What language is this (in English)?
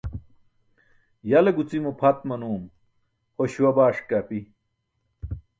Burushaski